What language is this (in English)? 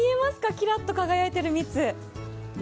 Japanese